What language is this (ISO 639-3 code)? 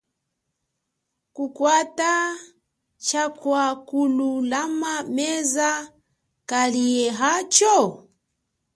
cjk